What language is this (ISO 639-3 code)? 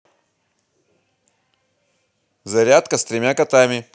rus